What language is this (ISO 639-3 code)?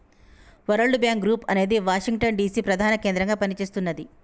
tel